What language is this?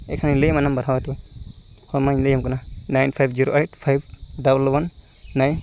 Santali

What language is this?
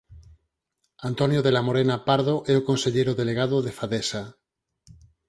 Galician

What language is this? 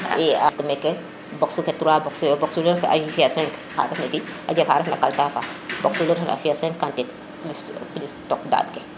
Serer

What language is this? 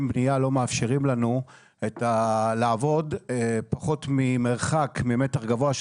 Hebrew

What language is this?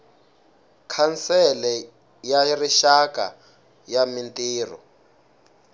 Tsonga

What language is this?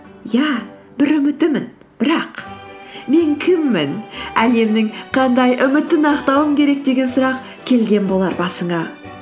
Kazakh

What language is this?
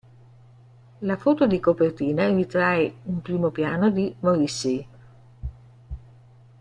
Italian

